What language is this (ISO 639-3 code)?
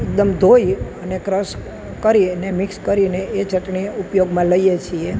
guj